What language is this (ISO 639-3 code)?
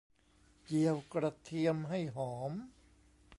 tha